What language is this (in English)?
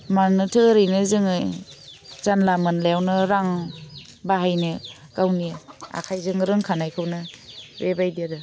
Bodo